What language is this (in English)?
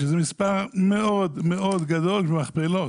Hebrew